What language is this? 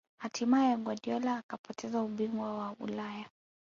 Swahili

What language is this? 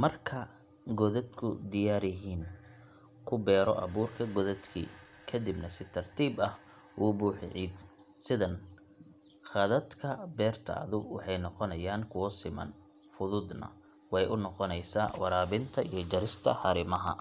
Somali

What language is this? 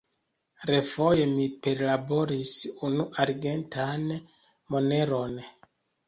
Esperanto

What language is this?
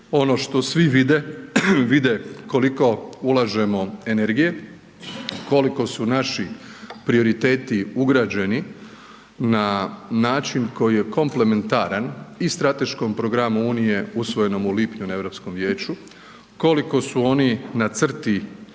Croatian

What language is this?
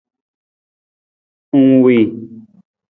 Nawdm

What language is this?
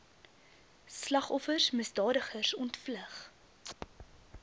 Afrikaans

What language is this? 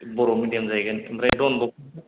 Bodo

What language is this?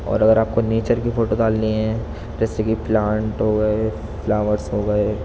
Urdu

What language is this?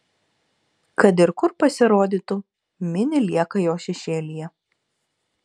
Lithuanian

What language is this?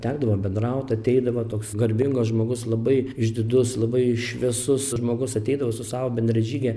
Lithuanian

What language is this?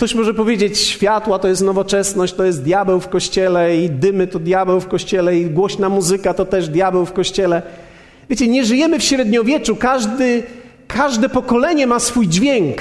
Polish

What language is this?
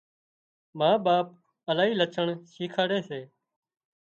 Wadiyara Koli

